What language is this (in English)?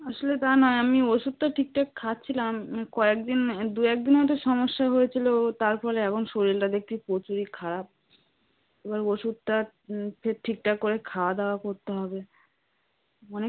Bangla